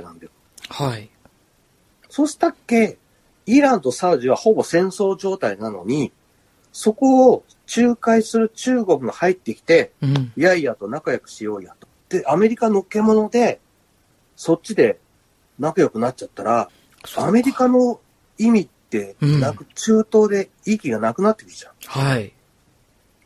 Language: Japanese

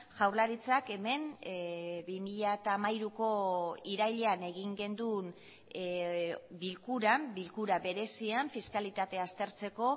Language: Basque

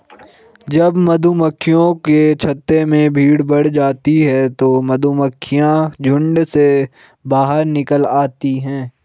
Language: Hindi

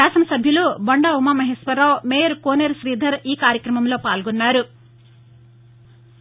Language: Telugu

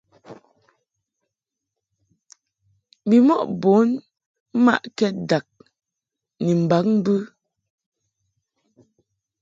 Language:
Mungaka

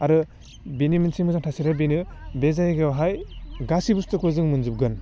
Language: Bodo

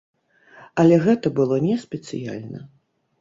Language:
Belarusian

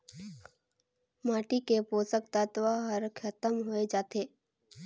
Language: Chhattisgarhi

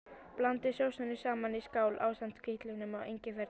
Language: Icelandic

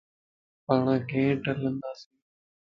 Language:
Lasi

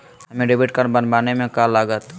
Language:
Magahi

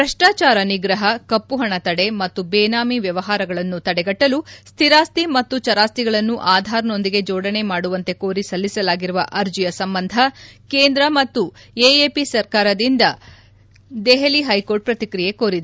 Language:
Kannada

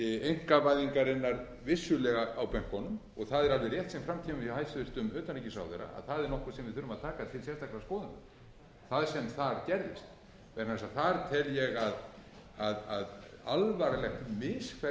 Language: Icelandic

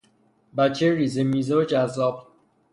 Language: Persian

